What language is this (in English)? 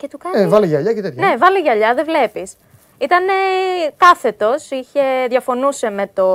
Greek